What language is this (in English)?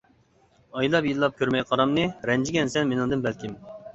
Uyghur